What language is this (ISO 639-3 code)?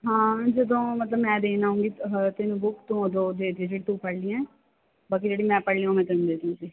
pan